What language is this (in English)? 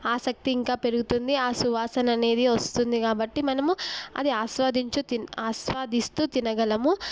Telugu